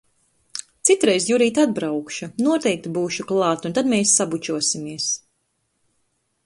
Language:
Latvian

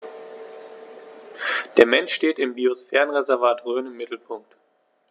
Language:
German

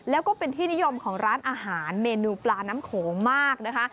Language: Thai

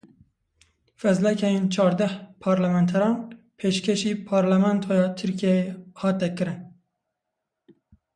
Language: Kurdish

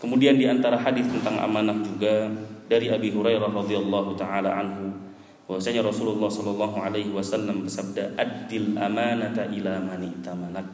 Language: Indonesian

